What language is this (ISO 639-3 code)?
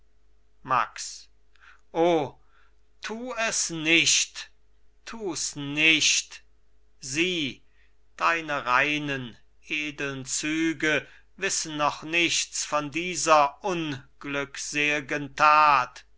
deu